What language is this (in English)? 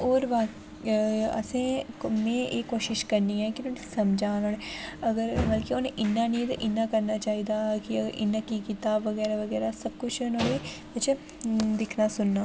Dogri